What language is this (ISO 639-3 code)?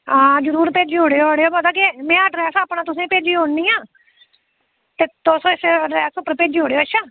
doi